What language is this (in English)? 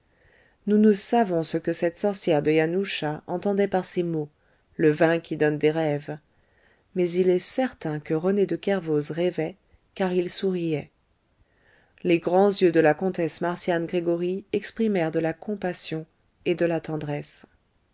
French